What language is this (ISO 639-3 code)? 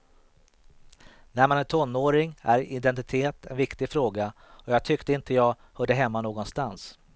swe